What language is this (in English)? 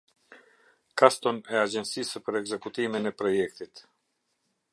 Albanian